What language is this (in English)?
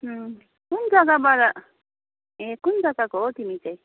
Nepali